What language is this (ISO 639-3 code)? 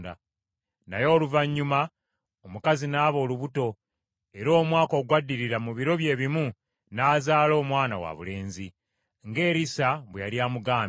lug